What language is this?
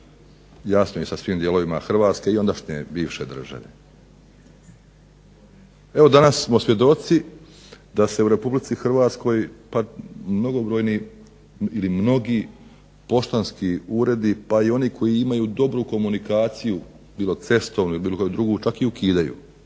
Croatian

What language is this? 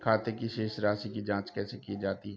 Hindi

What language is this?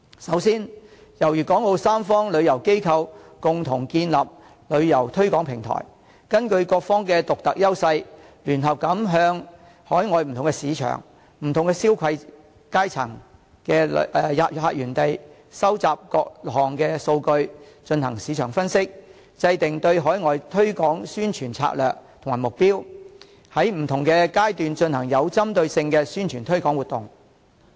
Cantonese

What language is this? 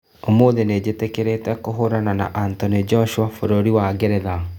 Kikuyu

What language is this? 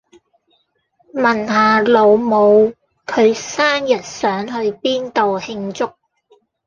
Cantonese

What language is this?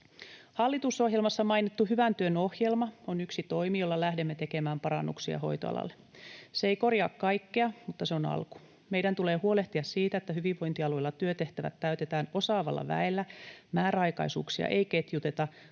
Finnish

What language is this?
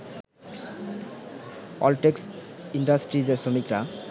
Bangla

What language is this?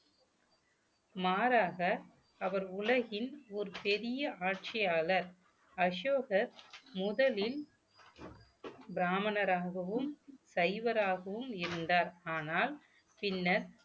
Tamil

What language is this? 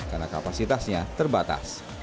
Indonesian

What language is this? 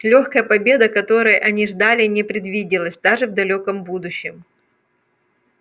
Russian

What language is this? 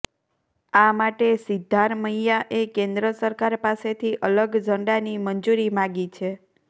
Gujarati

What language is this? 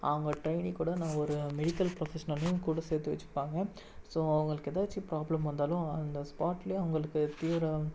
Tamil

